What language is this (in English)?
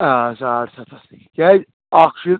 Kashmiri